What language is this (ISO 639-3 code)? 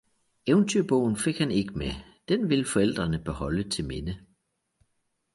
dan